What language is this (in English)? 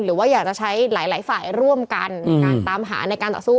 Thai